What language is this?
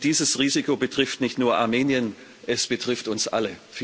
German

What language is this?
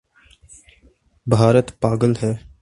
Urdu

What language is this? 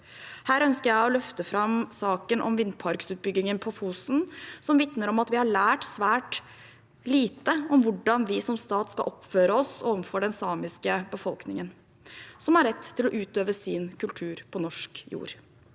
Norwegian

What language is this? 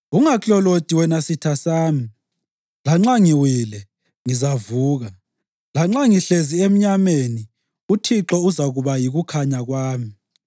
North Ndebele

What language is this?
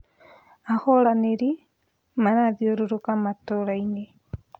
Kikuyu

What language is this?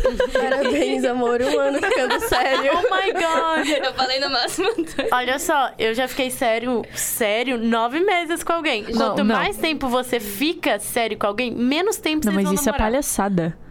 Portuguese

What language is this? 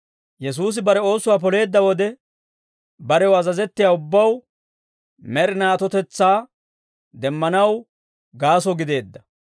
Dawro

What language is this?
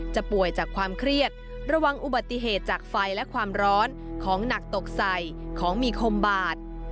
Thai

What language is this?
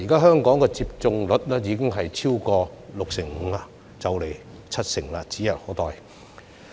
Cantonese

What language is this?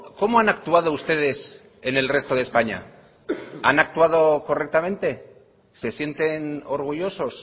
Spanish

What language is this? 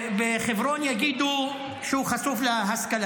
Hebrew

